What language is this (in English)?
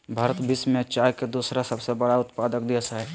Magahi